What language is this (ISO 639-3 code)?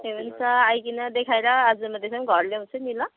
nep